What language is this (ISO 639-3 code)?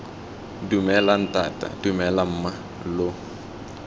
tsn